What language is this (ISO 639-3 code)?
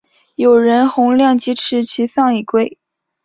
zho